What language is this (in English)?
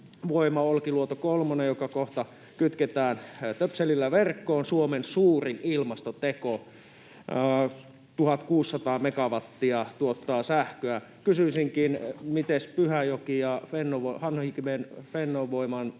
Finnish